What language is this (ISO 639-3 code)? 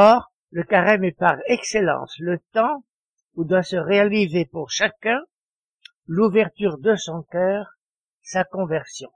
fra